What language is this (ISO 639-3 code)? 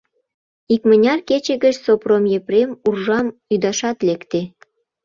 chm